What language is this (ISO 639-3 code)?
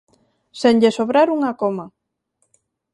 glg